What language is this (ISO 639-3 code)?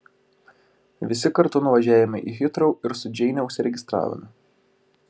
lit